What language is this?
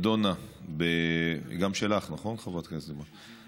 Hebrew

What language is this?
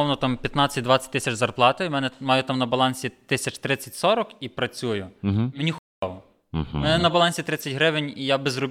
Ukrainian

